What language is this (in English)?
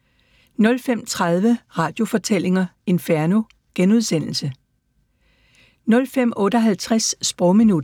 Danish